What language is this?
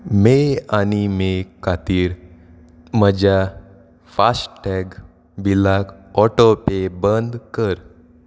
Konkani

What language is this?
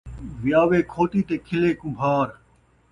Saraiki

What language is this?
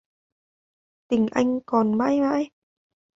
Vietnamese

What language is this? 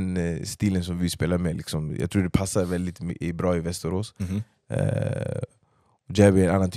Swedish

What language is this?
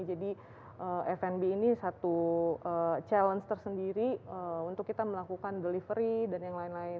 Indonesian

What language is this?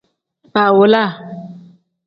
Tem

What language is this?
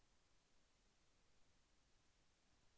Telugu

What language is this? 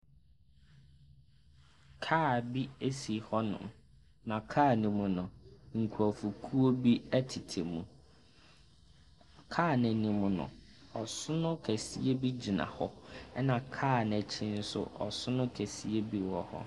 Akan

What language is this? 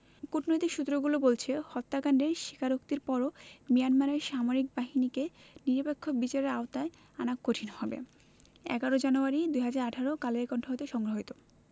Bangla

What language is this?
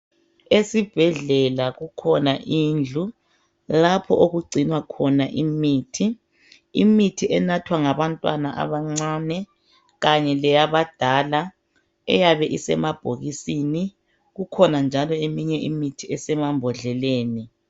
North Ndebele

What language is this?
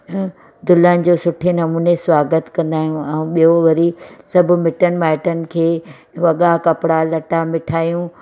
Sindhi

